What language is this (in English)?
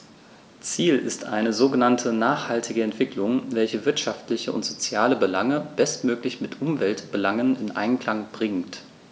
German